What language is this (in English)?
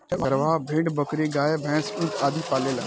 Bhojpuri